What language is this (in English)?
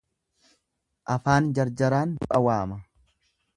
Oromo